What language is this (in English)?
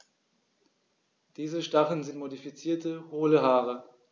German